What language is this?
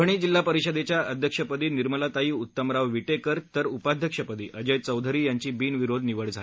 Marathi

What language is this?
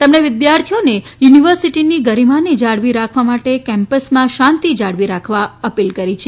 Gujarati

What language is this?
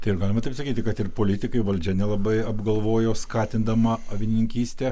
Lithuanian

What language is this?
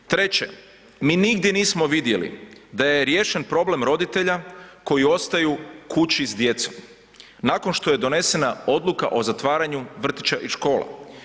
Croatian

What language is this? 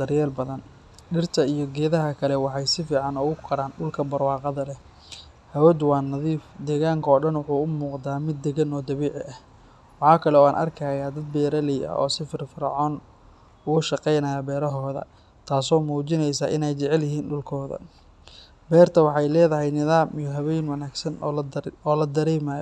Somali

